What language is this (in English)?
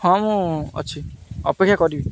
Odia